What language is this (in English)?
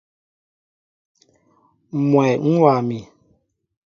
Mbo (Cameroon)